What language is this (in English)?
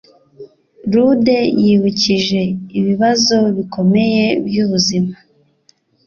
Kinyarwanda